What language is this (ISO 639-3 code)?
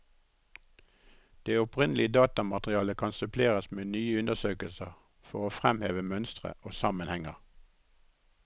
nor